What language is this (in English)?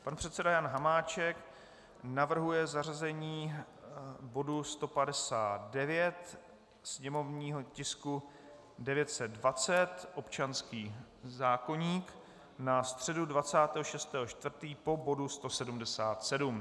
Czech